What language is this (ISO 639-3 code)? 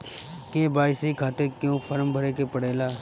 bho